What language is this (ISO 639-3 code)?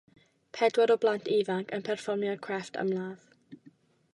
cym